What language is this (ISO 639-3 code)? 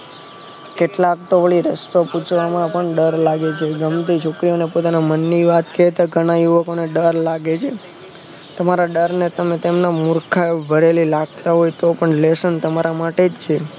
guj